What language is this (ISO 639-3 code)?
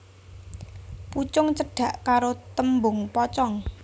jav